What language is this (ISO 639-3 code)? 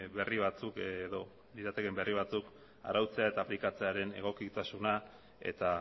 eus